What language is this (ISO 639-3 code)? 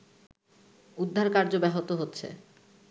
ben